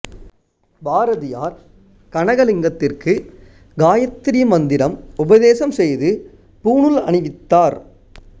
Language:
Tamil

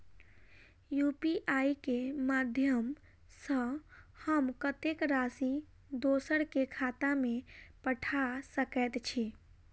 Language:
Maithili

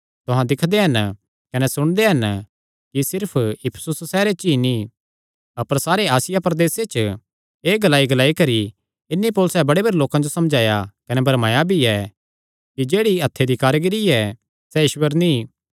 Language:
Kangri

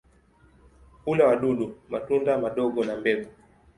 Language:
Swahili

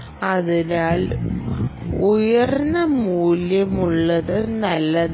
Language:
Malayalam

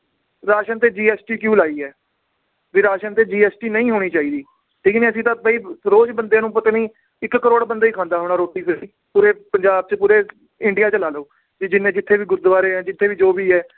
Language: Punjabi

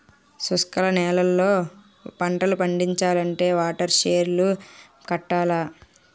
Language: Telugu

